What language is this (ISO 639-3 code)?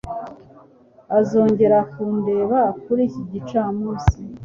kin